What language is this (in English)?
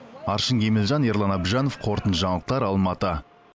Kazakh